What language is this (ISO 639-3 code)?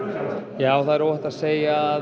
isl